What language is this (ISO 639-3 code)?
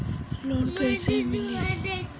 bho